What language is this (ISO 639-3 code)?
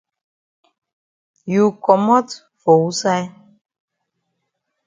wes